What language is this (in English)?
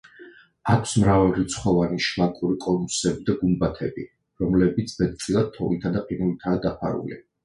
Georgian